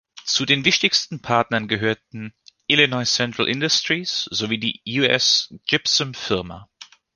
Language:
German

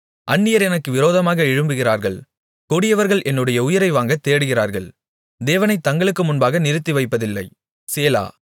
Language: Tamil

